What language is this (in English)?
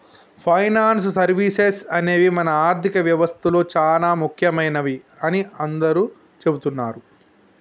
Telugu